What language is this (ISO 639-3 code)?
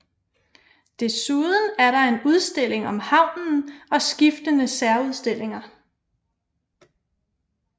dan